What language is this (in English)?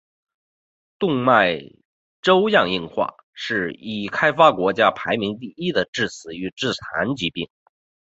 Chinese